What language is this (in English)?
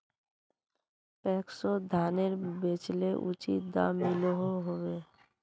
Magahi